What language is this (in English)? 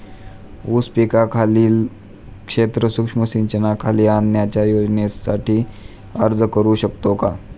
Marathi